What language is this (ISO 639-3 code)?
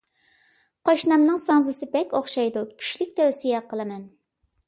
uig